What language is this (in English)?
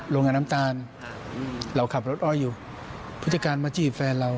Thai